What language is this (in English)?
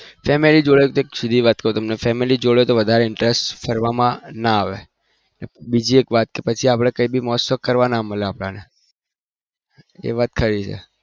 Gujarati